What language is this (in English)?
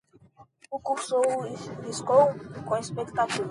Portuguese